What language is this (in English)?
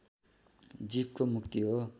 Nepali